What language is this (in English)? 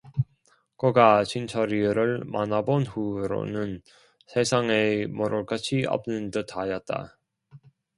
Korean